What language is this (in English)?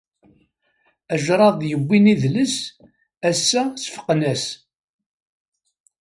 Kabyle